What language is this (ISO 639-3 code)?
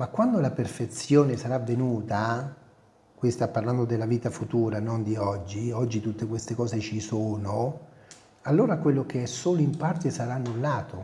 ita